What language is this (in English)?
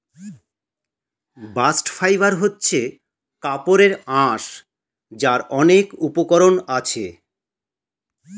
Bangla